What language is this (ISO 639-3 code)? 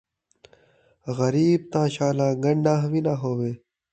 skr